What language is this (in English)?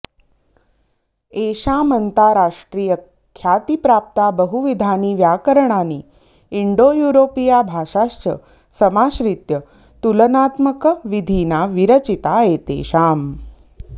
Sanskrit